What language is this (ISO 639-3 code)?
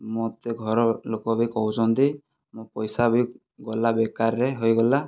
ori